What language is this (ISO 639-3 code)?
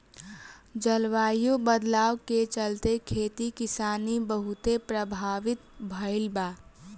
bho